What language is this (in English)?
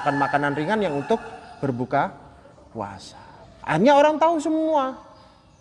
Indonesian